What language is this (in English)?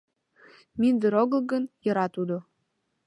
Mari